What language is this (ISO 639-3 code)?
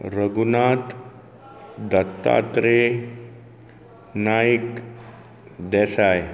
kok